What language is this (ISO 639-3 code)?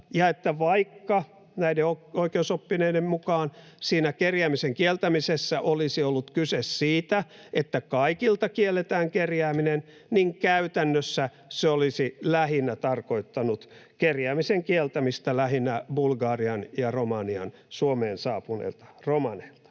fin